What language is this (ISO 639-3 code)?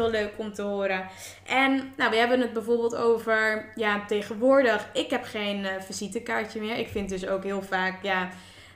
nld